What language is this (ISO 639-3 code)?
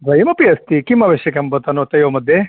san